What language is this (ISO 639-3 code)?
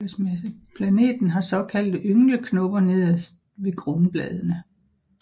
dan